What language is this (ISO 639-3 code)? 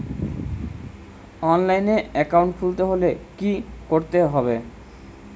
ben